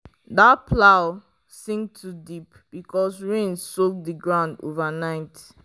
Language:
Nigerian Pidgin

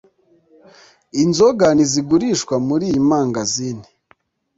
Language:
Kinyarwanda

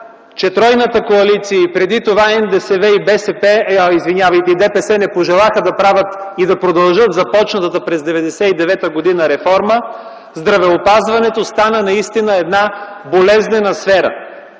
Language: Bulgarian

